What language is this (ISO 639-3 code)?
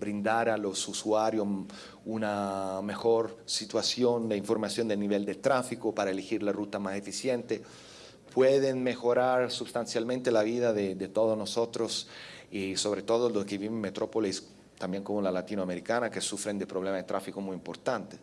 spa